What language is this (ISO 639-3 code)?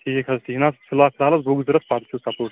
kas